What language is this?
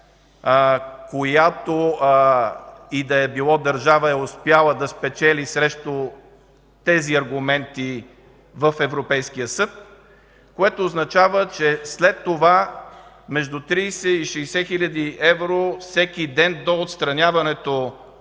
Bulgarian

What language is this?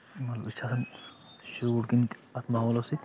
Kashmiri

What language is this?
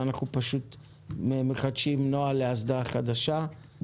Hebrew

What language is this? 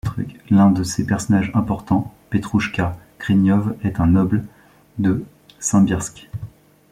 French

